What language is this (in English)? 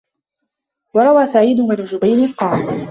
Arabic